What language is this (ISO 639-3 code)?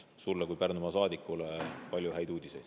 est